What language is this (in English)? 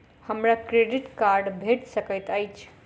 Maithili